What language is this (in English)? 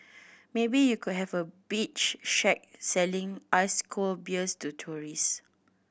English